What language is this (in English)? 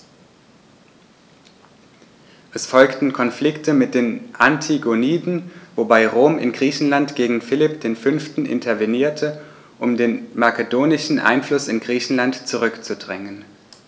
German